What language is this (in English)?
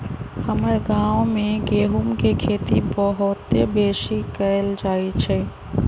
Magahi